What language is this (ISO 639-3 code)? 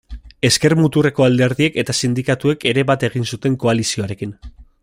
eus